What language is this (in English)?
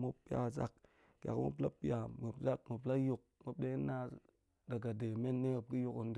Goemai